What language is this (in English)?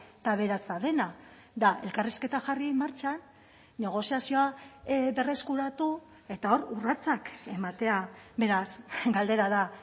Basque